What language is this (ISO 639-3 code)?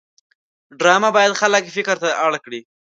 pus